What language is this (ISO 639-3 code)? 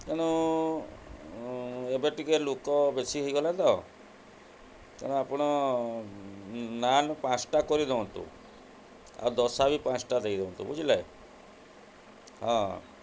ori